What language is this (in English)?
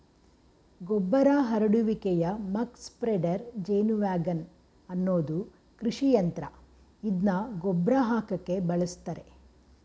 Kannada